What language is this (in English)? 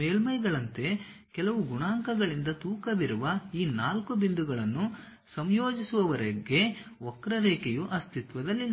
Kannada